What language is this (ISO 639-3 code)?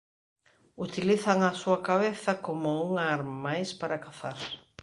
glg